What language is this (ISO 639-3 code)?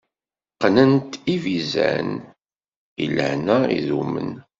kab